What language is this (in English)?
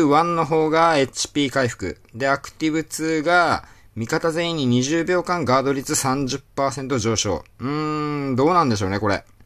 Japanese